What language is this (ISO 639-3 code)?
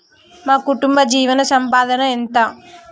tel